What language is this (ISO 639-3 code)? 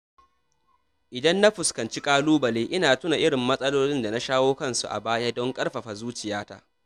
hau